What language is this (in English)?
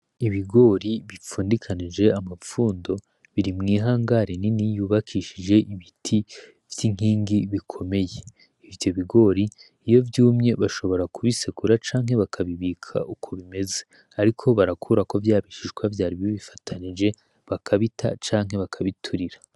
Rundi